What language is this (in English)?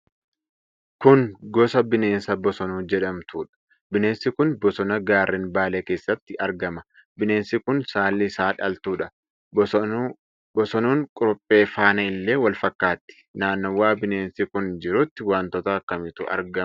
Oromo